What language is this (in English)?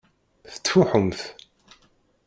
Kabyle